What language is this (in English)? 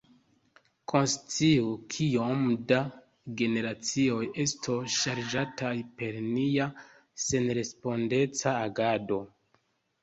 Esperanto